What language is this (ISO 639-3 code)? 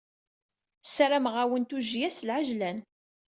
kab